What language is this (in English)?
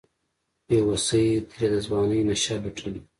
Pashto